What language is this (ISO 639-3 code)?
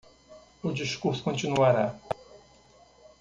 por